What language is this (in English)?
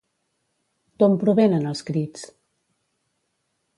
Catalan